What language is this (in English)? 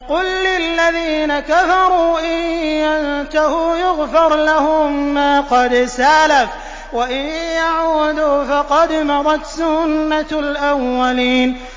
Arabic